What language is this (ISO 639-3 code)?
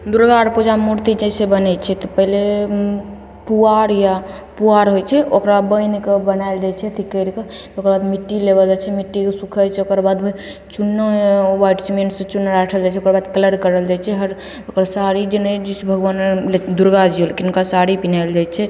mai